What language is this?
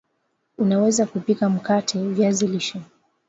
Swahili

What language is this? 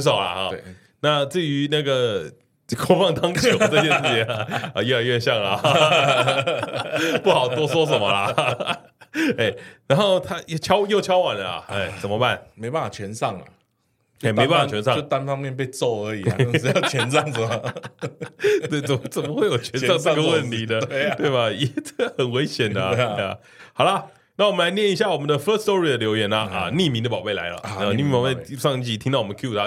Chinese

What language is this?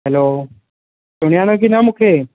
Sindhi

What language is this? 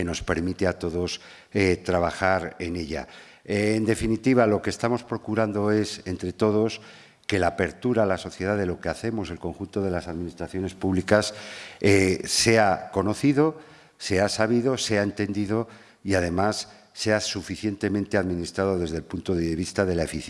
Spanish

